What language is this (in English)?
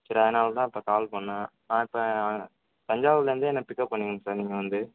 Tamil